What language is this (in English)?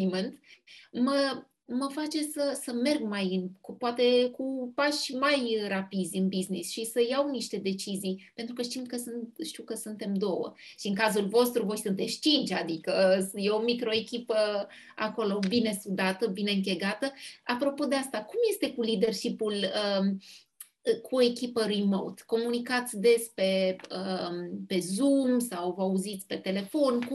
Romanian